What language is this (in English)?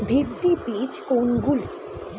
Bangla